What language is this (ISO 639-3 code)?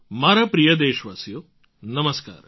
guj